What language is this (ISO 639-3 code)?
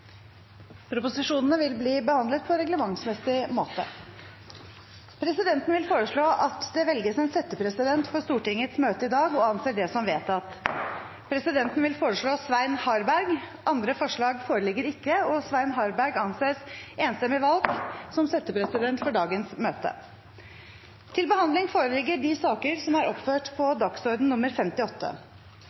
nno